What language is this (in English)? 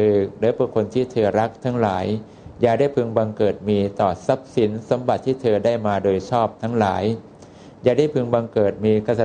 Thai